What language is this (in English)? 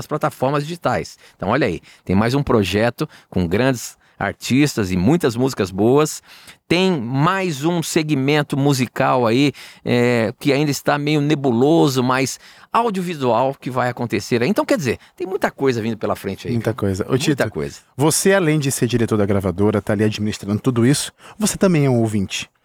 Portuguese